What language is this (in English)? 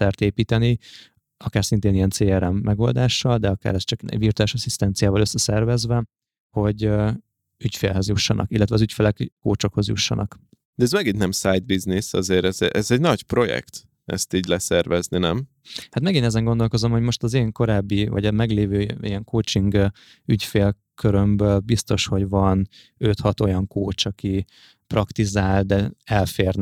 Hungarian